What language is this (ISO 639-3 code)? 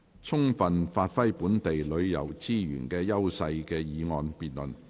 yue